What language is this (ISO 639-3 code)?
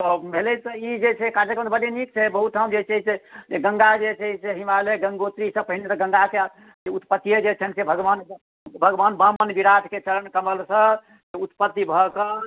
mai